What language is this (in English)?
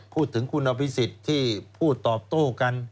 Thai